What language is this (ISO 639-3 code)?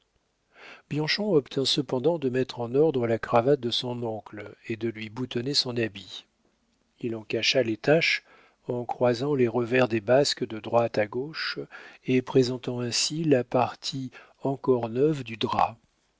fra